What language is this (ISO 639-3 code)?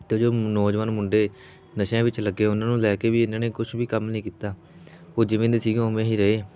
pan